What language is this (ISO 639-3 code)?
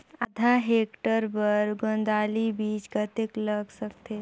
hne